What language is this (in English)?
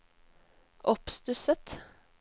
Norwegian